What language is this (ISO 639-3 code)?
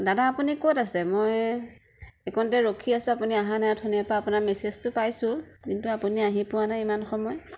asm